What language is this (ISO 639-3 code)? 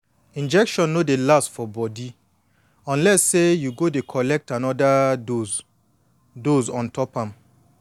pcm